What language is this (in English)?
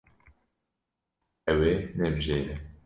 Kurdish